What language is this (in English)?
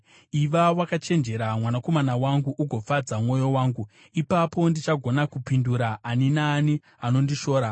Shona